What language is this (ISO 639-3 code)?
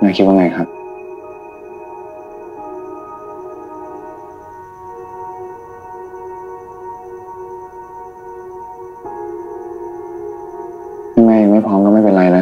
tha